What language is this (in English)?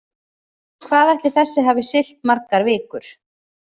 Icelandic